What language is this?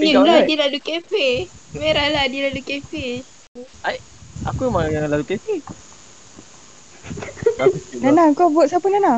Malay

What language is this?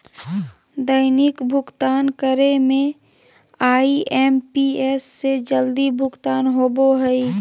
Magahi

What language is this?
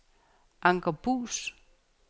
Danish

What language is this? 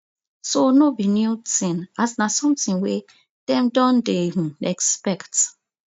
Nigerian Pidgin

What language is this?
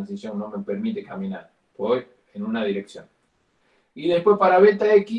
Spanish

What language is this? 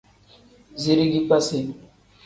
Tem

